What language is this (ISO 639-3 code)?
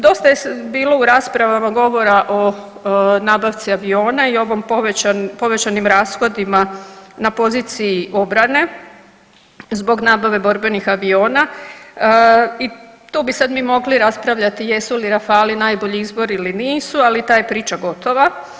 hrv